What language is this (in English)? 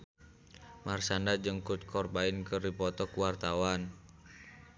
Sundanese